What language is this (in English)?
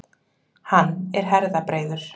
Icelandic